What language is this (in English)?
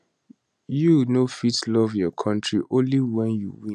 Nigerian Pidgin